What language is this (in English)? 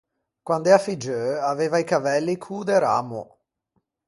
Ligurian